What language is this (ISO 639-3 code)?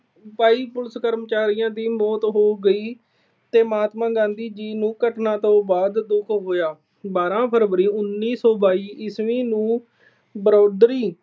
pan